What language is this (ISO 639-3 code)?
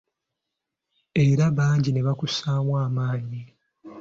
lug